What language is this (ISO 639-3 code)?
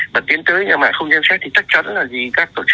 vie